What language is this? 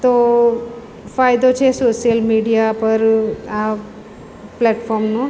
Gujarati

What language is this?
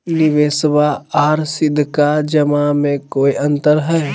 Magahi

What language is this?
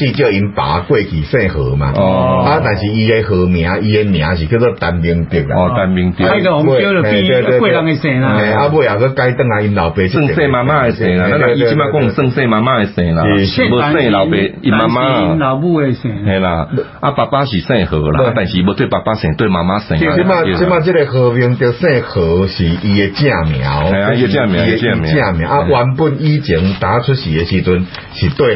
Chinese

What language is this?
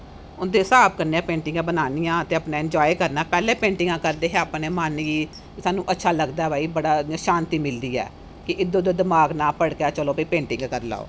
Dogri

